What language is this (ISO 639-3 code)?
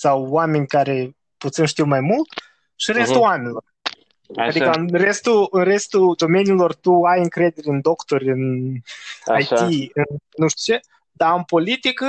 ron